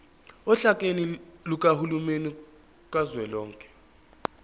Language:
Zulu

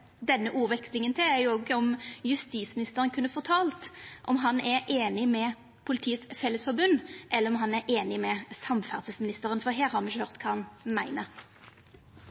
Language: Norwegian Nynorsk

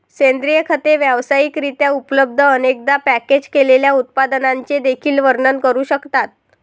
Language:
Marathi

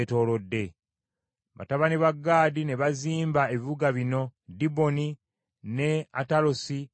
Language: Ganda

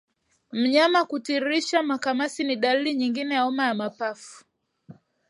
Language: Swahili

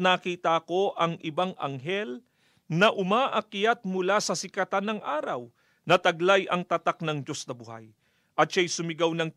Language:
Filipino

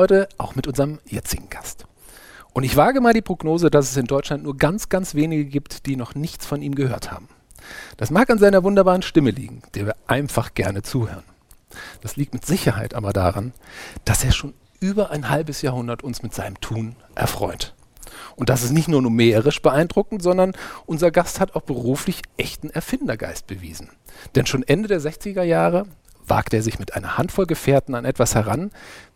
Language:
German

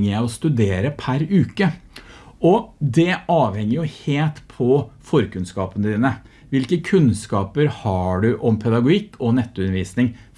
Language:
Norwegian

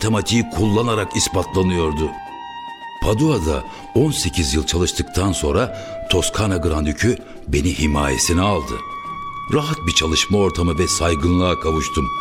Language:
Turkish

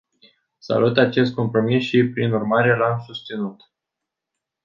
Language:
Romanian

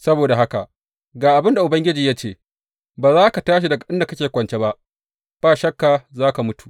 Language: Hausa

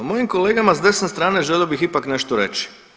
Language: Croatian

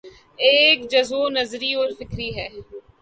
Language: Urdu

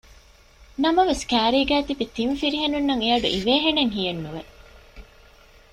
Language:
Divehi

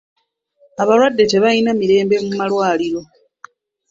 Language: Ganda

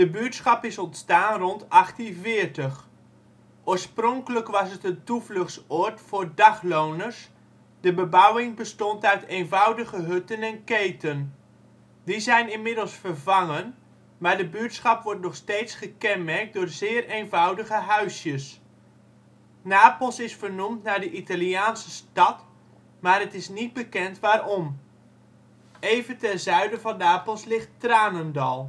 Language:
Dutch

